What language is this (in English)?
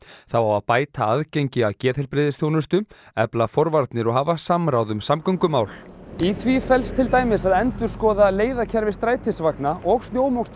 Icelandic